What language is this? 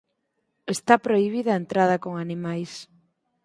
Galician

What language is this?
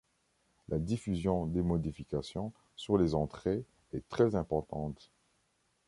French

